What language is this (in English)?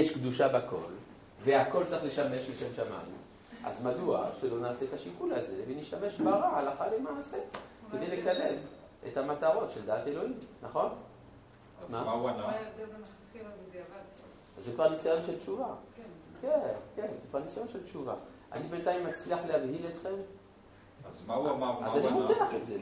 Hebrew